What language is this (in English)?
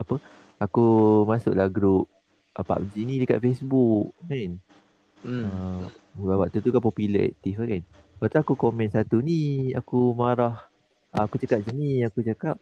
Malay